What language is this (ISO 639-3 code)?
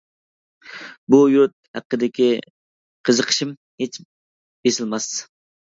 uig